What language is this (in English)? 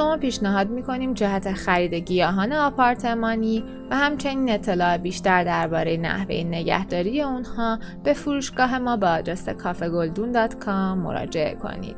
Persian